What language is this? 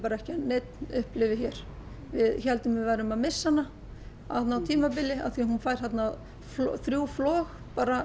Icelandic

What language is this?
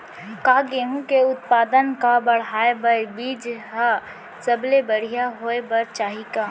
Chhattisgarhi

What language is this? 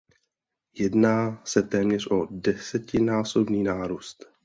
Czech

